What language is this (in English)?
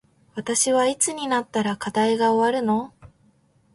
Japanese